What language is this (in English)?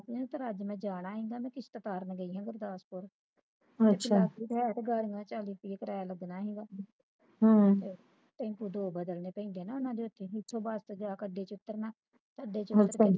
Punjabi